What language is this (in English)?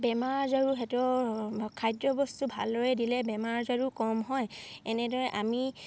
Assamese